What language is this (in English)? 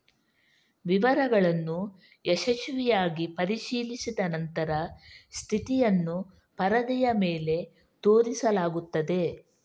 Kannada